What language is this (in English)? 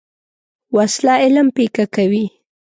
Pashto